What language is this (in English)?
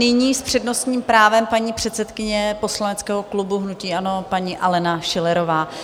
Czech